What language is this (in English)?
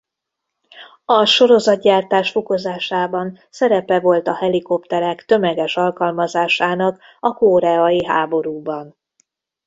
Hungarian